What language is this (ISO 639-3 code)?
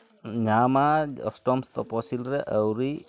sat